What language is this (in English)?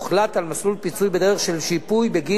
Hebrew